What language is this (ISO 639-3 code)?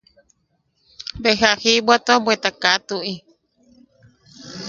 yaq